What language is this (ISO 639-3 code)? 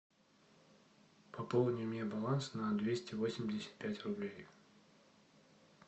rus